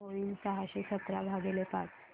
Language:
Marathi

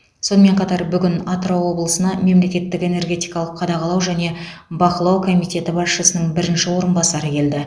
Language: Kazakh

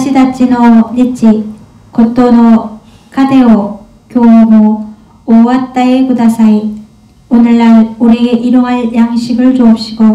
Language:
Korean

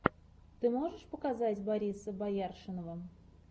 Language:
Russian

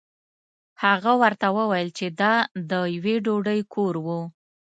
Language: Pashto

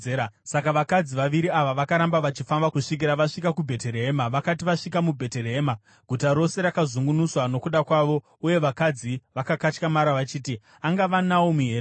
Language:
Shona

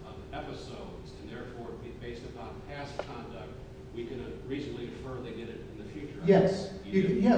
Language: English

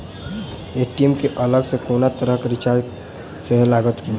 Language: Maithili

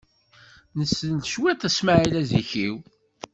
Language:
Kabyle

